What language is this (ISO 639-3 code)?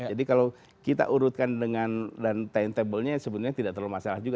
ind